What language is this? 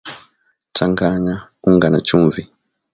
Swahili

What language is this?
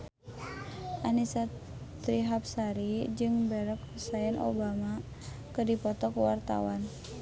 Sundanese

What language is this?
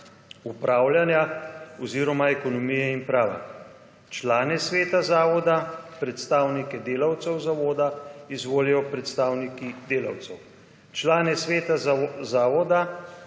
Slovenian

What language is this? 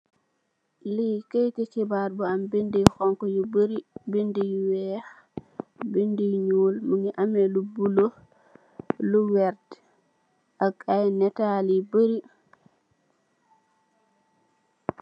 Wolof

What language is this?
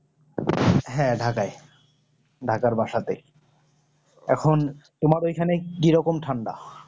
Bangla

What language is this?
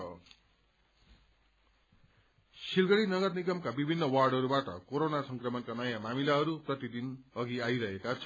Nepali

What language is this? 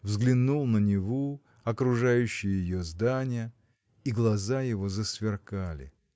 Russian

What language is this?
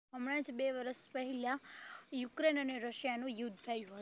Gujarati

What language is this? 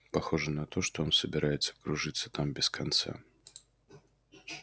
Russian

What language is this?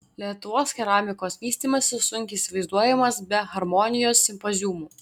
Lithuanian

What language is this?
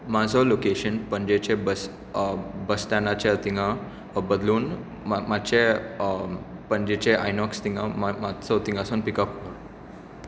Konkani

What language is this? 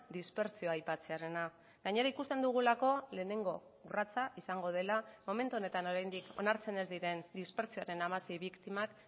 Basque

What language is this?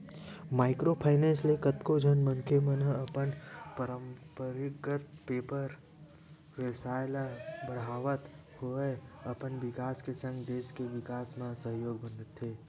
Chhattisgarhi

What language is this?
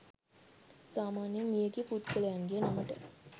Sinhala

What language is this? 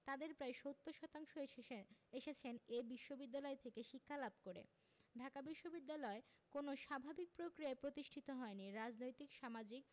Bangla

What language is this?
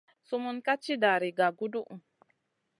Masana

